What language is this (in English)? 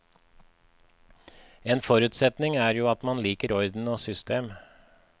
Norwegian